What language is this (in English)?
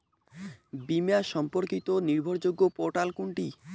Bangla